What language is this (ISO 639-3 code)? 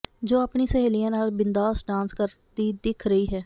pan